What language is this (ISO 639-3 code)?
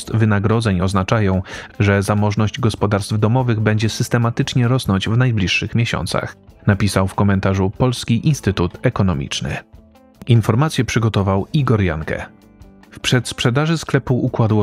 pol